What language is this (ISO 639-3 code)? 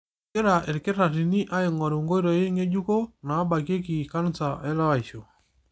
mas